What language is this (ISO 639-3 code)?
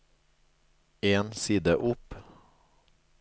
nor